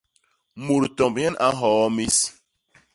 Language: Basaa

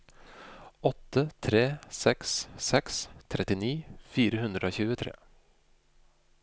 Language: Norwegian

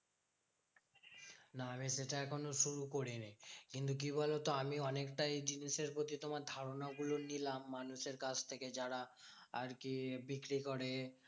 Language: Bangla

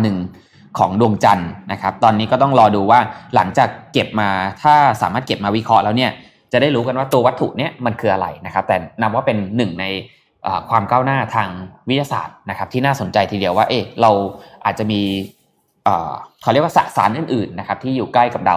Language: Thai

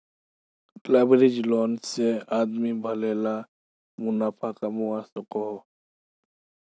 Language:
Magahi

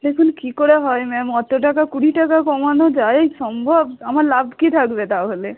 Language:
Bangla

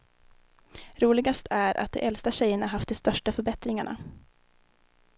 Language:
Swedish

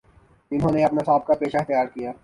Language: Urdu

